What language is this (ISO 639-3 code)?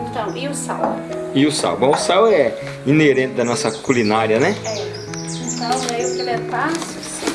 por